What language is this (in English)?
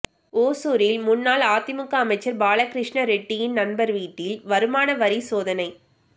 Tamil